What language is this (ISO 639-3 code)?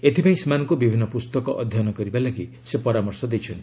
ori